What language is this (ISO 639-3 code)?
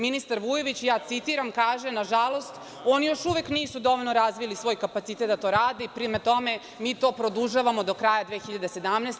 srp